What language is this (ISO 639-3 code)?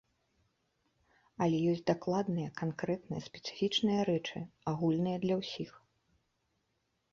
bel